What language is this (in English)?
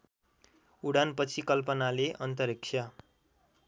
Nepali